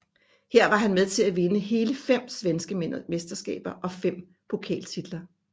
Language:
Danish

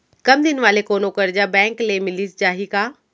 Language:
Chhattisgarhi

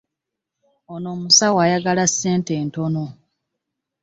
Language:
Ganda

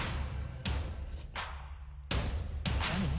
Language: Japanese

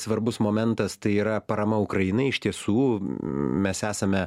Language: Lithuanian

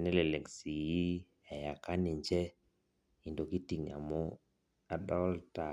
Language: Masai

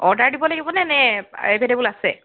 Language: Assamese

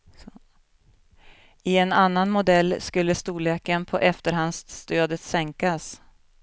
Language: Swedish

